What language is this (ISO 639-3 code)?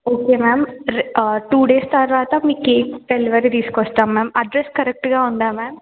tel